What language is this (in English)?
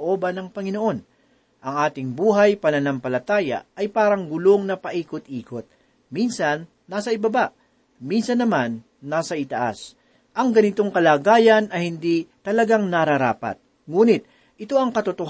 Filipino